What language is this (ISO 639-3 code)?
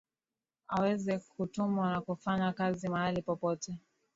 swa